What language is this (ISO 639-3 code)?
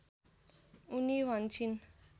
nep